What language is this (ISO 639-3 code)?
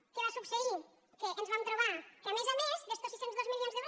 cat